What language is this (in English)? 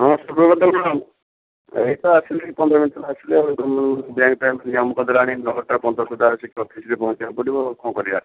Odia